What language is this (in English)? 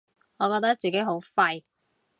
Cantonese